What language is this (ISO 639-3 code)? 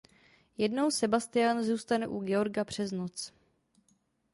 ces